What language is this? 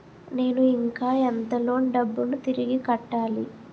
Telugu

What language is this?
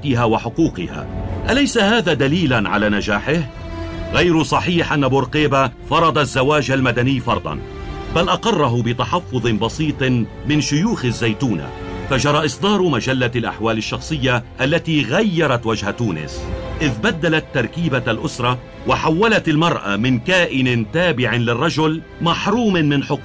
Arabic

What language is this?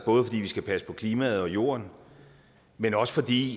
Danish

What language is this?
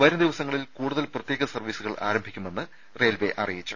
Malayalam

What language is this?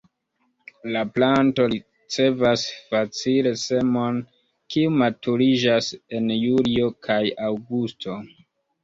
Esperanto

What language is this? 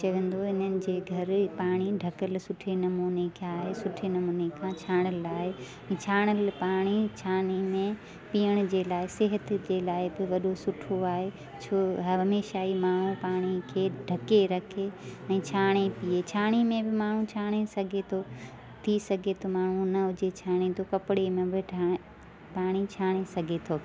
Sindhi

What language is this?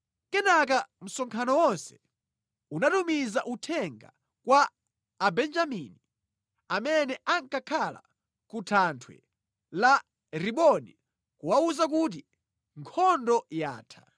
Nyanja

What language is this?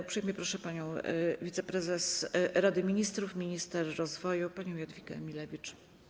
Polish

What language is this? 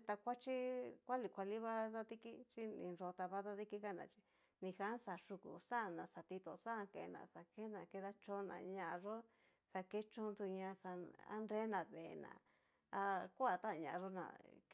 Cacaloxtepec Mixtec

